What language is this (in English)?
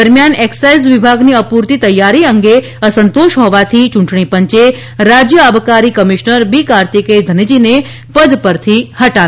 Gujarati